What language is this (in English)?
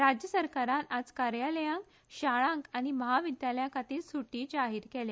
Konkani